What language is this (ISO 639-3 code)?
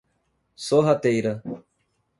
por